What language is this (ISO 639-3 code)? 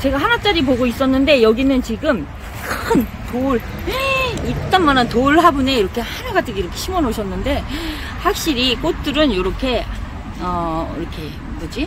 kor